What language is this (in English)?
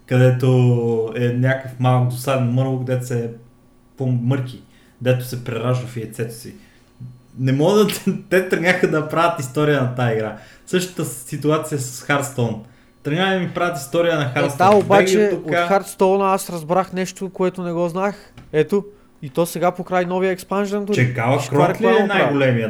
Bulgarian